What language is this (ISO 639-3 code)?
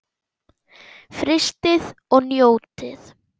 isl